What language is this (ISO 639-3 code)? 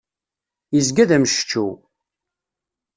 kab